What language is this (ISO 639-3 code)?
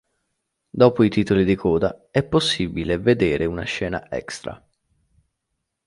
ita